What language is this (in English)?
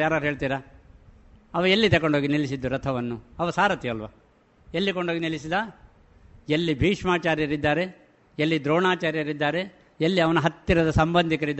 Kannada